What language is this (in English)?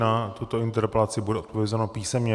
Czech